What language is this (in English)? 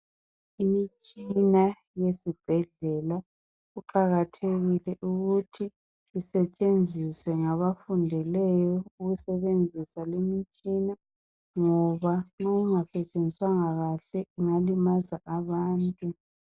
North Ndebele